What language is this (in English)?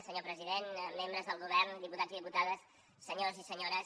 Catalan